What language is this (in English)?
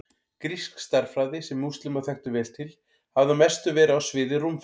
Icelandic